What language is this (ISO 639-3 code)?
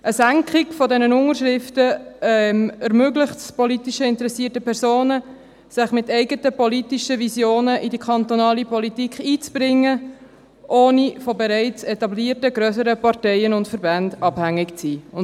gsw